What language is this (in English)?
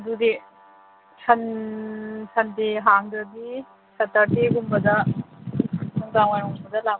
Manipuri